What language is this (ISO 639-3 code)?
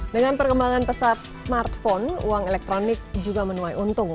ind